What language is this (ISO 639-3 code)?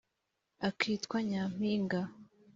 kin